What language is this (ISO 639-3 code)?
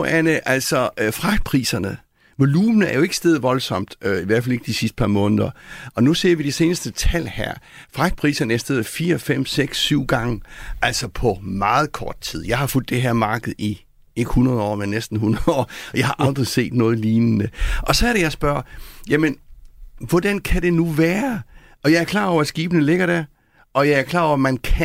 dan